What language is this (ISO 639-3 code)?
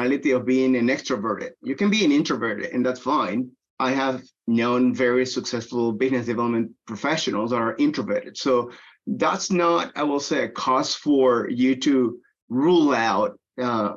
eng